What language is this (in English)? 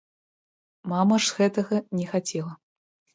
Belarusian